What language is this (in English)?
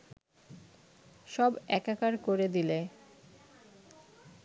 Bangla